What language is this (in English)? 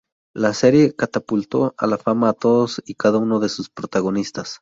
Spanish